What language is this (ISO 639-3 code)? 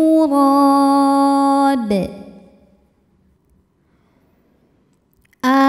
ind